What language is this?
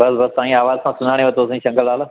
Sindhi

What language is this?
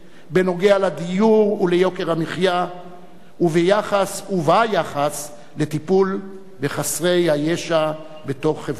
Hebrew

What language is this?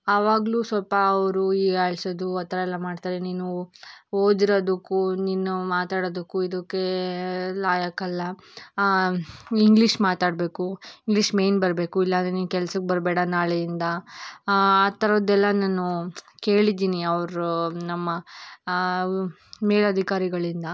Kannada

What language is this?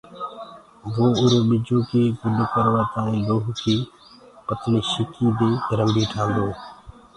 Gurgula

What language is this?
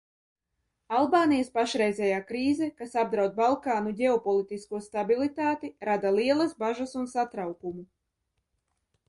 Latvian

